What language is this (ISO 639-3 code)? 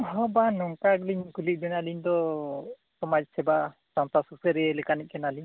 sat